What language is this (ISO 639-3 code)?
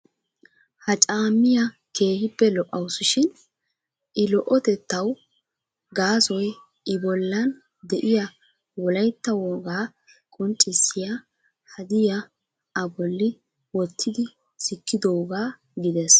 wal